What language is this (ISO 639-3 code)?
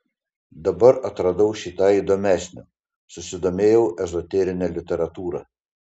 lit